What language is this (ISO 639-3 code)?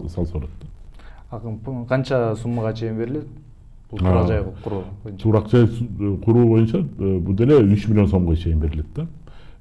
tur